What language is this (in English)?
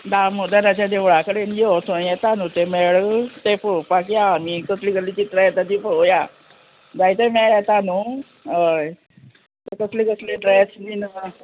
Konkani